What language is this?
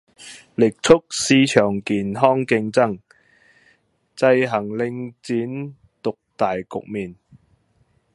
Cantonese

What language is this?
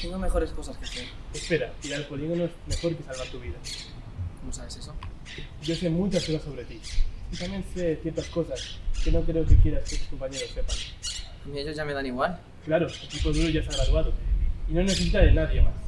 Spanish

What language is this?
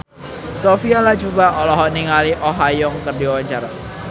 Sundanese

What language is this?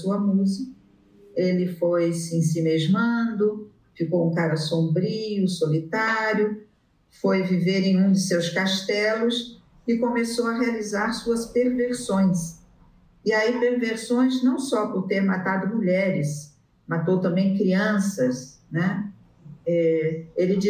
Portuguese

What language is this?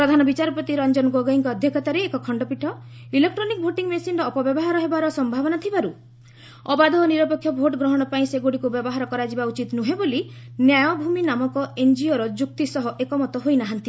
Odia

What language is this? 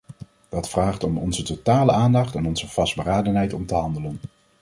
Dutch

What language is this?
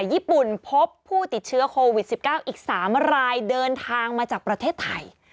Thai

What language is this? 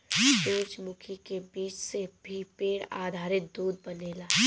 Bhojpuri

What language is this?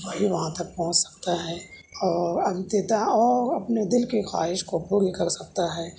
Urdu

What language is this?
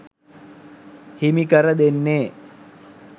Sinhala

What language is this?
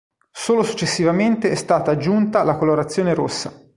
Italian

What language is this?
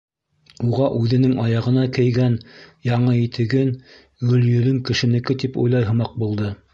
Bashkir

